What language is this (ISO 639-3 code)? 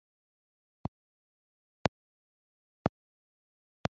kin